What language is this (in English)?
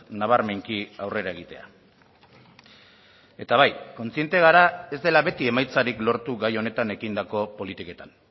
Basque